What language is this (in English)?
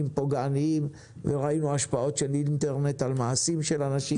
Hebrew